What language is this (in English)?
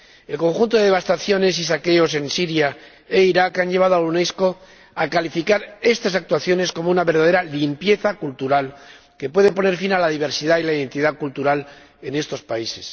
Spanish